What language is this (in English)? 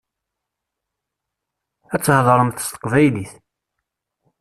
Kabyle